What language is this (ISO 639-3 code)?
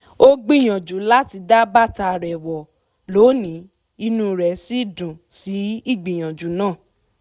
yor